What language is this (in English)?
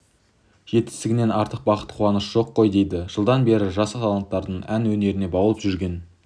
Kazakh